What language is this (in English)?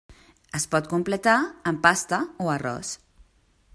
Catalan